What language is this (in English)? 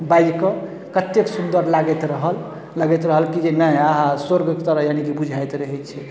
Maithili